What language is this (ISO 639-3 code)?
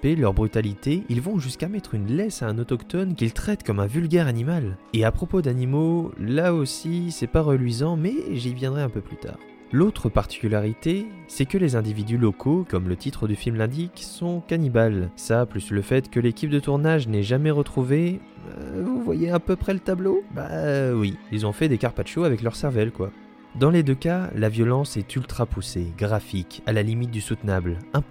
fra